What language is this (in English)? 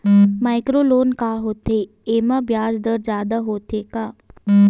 Chhattisgarhi